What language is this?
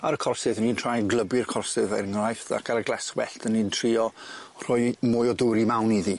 Welsh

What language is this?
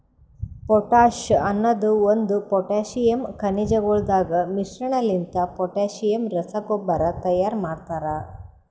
Kannada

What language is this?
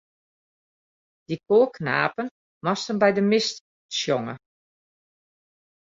Western Frisian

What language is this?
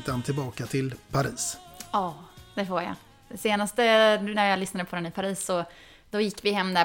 Swedish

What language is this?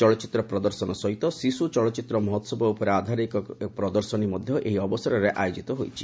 Odia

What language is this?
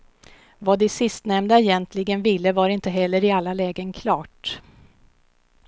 Swedish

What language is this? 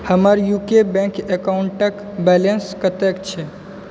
Maithili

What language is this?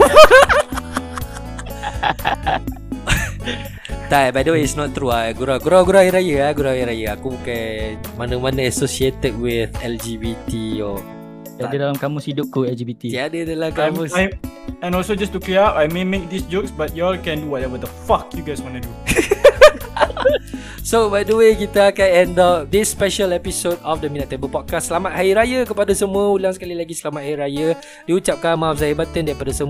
Malay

